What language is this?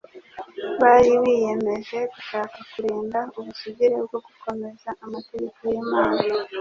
Kinyarwanda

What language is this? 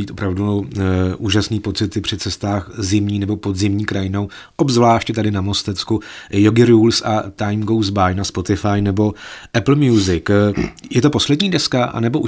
Czech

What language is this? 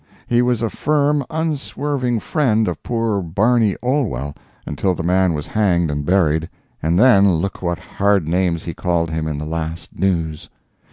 English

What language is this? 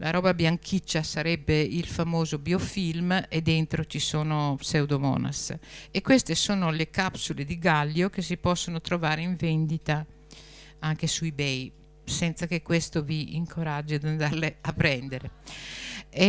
Italian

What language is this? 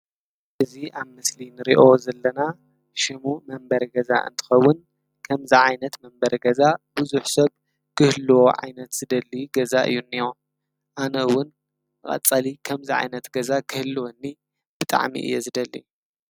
Tigrinya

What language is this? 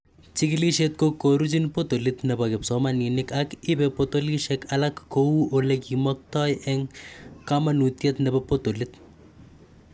Kalenjin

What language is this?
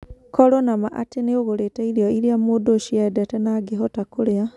Kikuyu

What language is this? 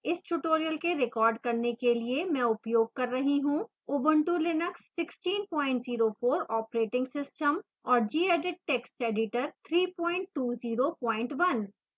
Hindi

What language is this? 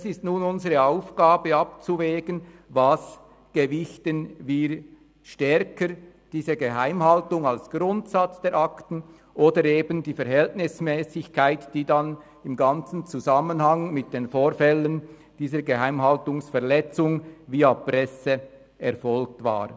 Swiss German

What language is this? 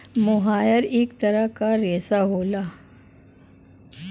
Bhojpuri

